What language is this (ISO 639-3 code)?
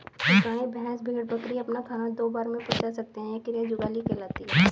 hin